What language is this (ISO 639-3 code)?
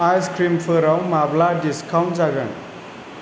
brx